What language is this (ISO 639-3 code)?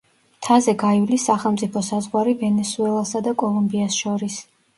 kat